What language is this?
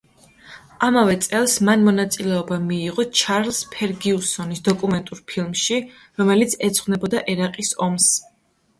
Georgian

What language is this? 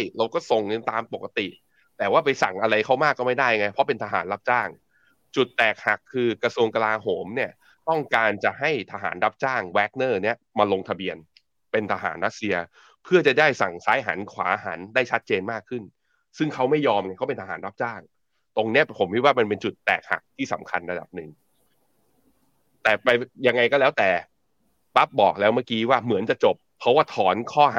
Thai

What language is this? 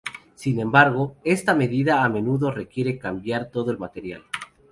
Spanish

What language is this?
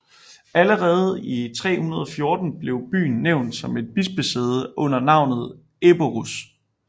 Danish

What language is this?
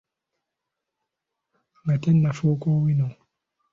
Ganda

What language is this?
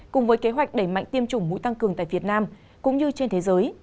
Vietnamese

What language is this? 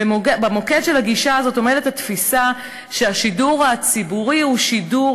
Hebrew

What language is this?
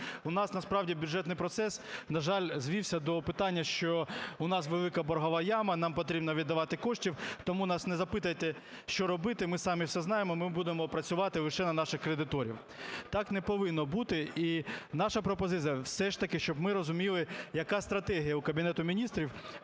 Ukrainian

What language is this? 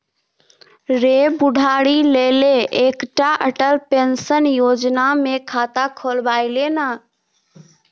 Maithili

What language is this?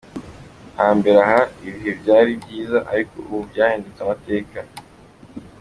Kinyarwanda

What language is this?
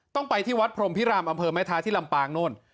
Thai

